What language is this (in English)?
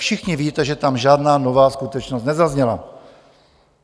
Czech